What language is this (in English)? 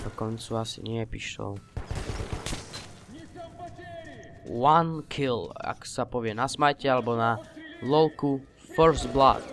Czech